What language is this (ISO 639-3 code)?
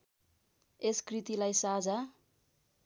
nep